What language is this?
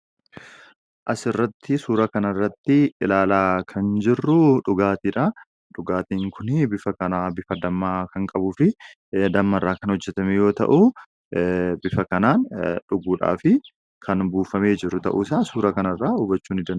Oromo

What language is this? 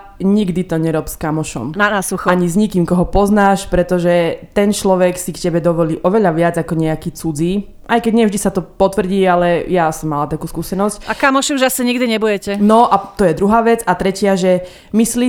Slovak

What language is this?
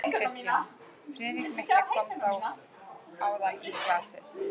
Icelandic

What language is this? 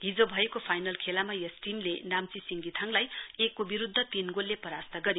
Nepali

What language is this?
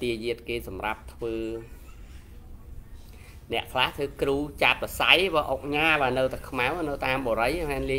Vietnamese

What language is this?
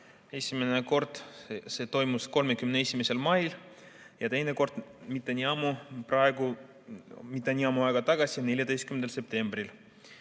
Estonian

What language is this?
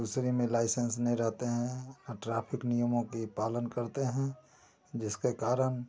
Hindi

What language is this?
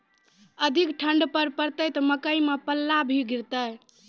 Maithili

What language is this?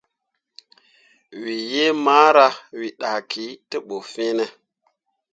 Mundang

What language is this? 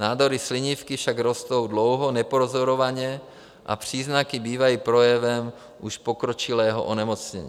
Czech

